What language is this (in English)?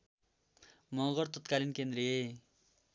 Nepali